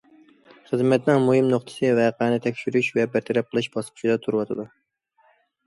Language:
Uyghur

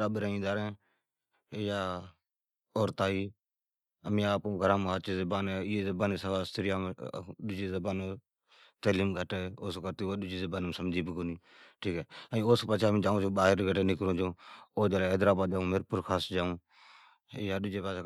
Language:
Od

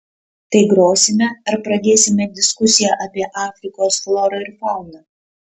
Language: Lithuanian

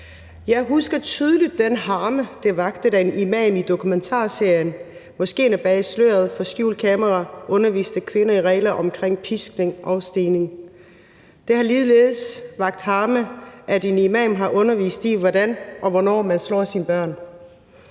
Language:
Danish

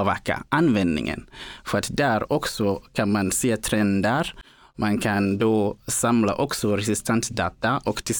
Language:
Swedish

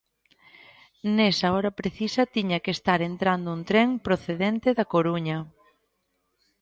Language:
Galician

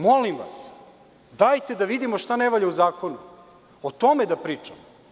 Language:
Serbian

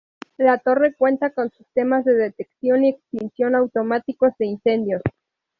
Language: Spanish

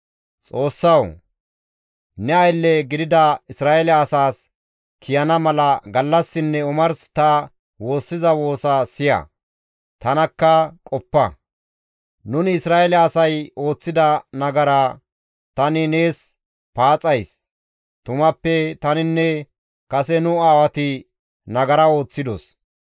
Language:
Gamo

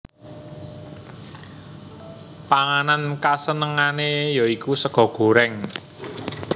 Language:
Javanese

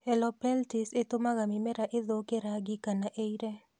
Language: Kikuyu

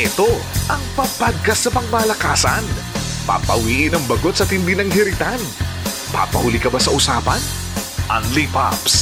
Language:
Filipino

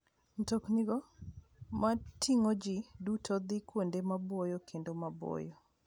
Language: Luo (Kenya and Tanzania)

